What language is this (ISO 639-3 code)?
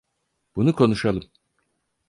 tur